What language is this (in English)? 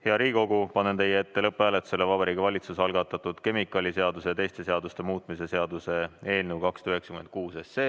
Estonian